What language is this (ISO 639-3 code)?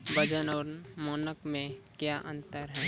mai